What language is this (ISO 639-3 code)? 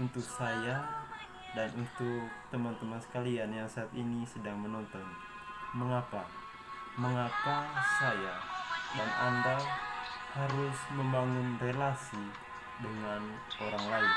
ind